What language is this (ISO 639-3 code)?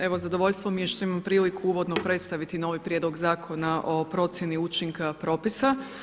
hrv